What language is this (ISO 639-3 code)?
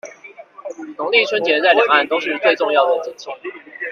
zho